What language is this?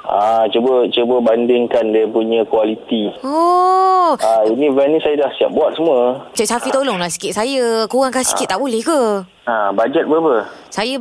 Malay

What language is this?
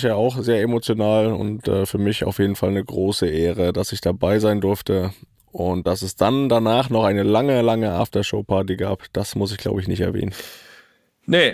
German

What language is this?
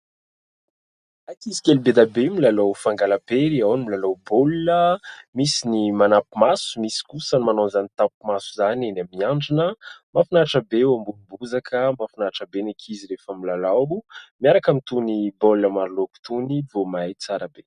Malagasy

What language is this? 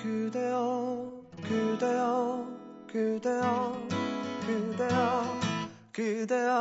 Korean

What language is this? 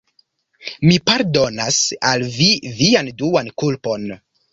Esperanto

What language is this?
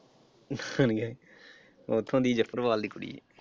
Punjabi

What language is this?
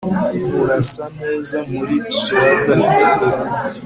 Kinyarwanda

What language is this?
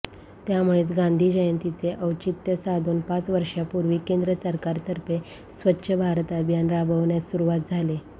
Marathi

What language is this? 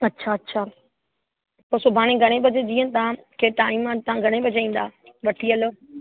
Sindhi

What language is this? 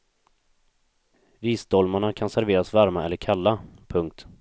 Swedish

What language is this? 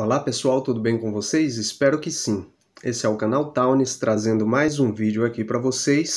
Portuguese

